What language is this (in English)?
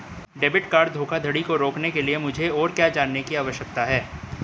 Hindi